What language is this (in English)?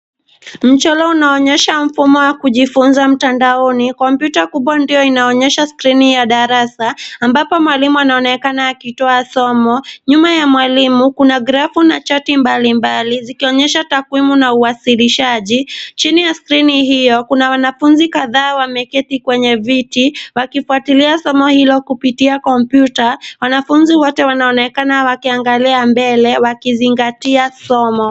Swahili